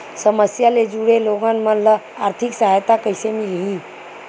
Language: Chhattisgarhi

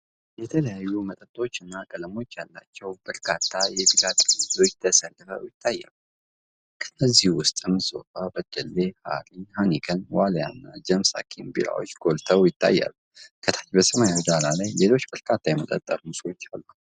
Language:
Amharic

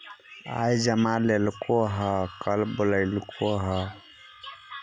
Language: Magahi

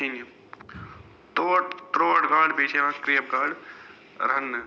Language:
Kashmiri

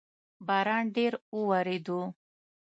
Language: Pashto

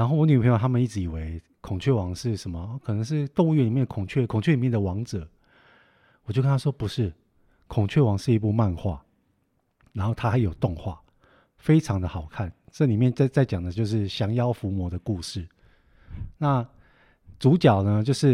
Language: Chinese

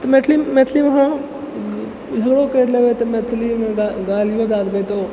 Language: Maithili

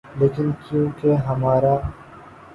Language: Urdu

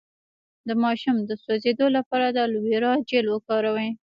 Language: Pashto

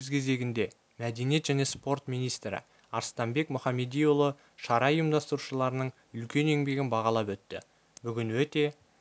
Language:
Kazakh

